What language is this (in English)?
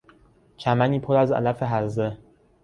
Persian